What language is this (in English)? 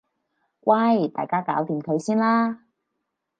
Cantonese